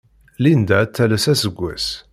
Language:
Kabyle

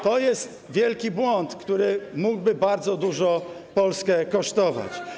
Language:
Polish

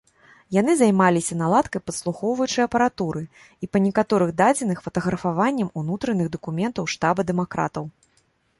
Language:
Belarusian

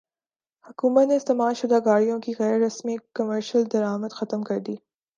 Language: Urdu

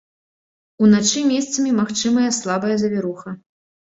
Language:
Belarusian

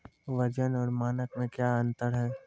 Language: Maithili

